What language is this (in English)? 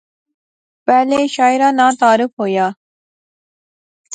Pahari-Potwari